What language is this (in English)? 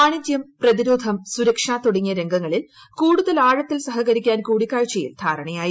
Malayalam